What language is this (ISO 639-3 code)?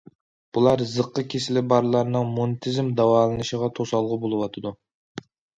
uig